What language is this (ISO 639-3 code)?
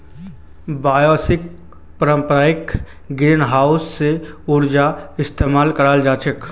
mag